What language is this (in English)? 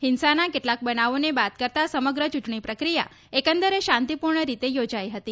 Gujarati